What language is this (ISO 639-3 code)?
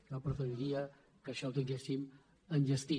cat